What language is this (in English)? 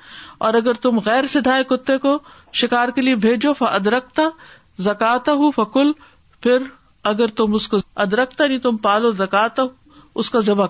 Urdu